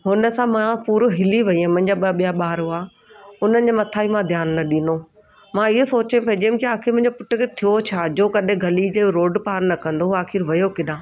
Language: Sindhi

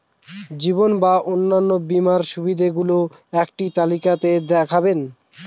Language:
Bangla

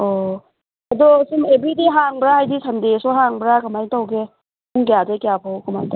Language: Manipuri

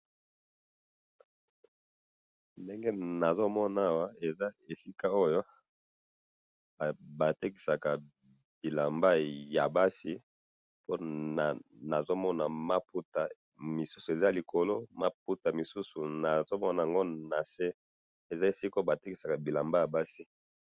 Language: Lingala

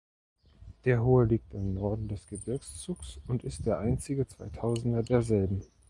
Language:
German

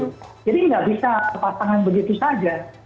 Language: Indonesian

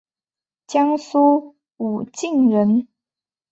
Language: Chinese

